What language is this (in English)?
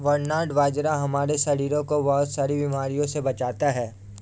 Hindi